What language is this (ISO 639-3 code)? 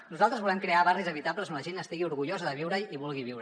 cat